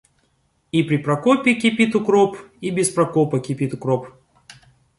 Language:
Russian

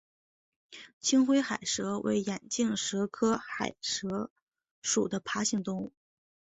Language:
Chinese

